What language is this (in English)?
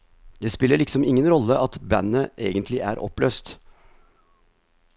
Norwegian